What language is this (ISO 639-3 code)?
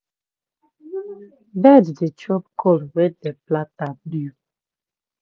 pcm